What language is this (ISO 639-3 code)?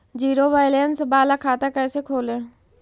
mag